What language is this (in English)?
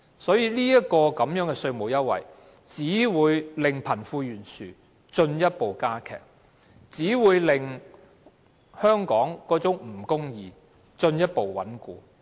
Cantonese